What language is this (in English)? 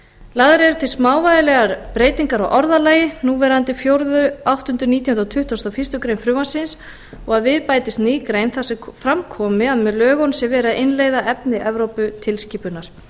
Icelandic